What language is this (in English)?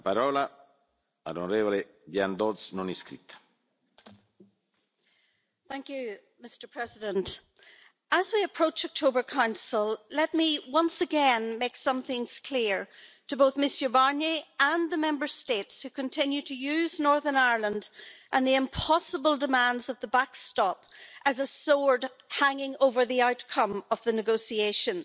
English